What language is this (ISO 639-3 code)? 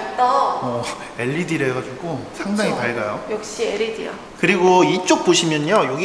kor